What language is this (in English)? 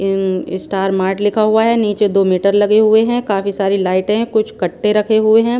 Hindi